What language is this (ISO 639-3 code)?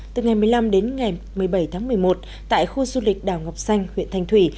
vie